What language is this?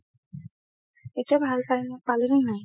Assamese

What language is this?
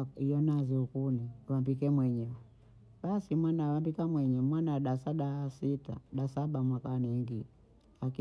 Bondei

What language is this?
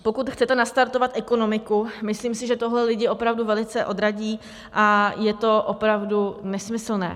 Czech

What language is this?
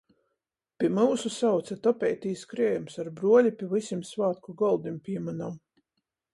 Latgalian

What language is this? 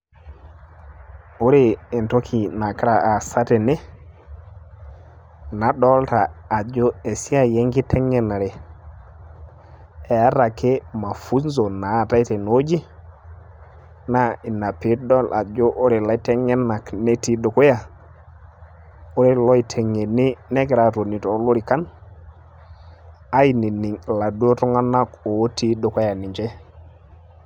Masai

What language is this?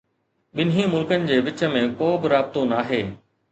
Sindhi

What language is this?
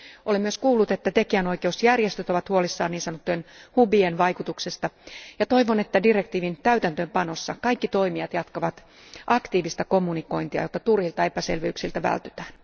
Finnish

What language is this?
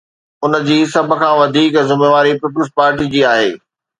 Sindhi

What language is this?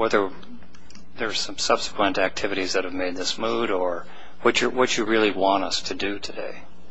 English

